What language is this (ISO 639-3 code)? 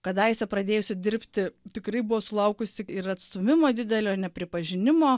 lit